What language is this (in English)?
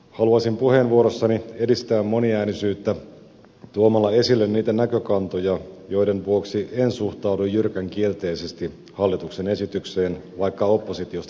Finnish